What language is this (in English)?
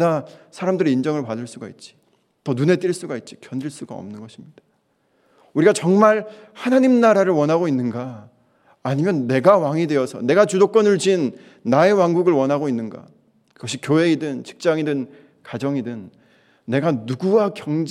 Korean